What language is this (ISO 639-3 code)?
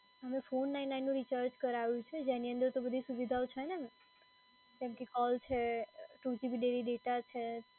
guj